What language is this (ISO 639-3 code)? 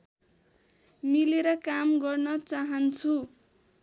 nep